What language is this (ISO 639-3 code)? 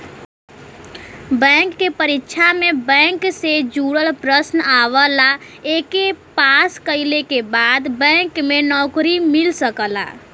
bho